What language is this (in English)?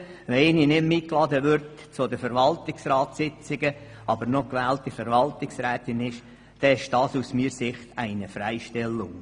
Swiss German